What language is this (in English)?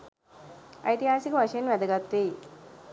Sinhala